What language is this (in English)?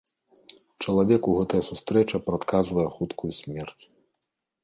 Belarusian